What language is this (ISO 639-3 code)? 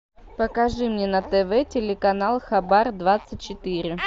rus